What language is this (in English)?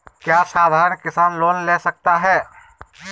Magahi